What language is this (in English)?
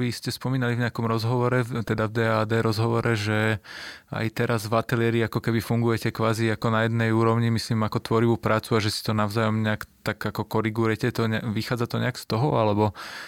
Slovak